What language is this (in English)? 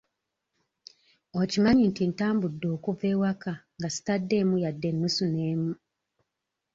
Ganda